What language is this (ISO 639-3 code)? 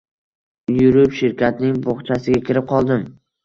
uzb